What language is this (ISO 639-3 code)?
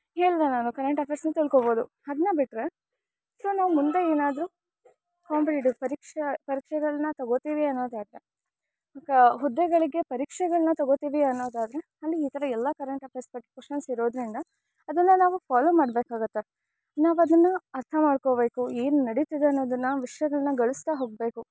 kan